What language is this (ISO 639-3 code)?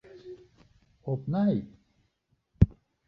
fry